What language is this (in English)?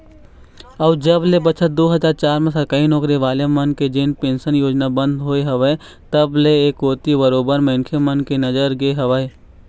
Chhattisgarhi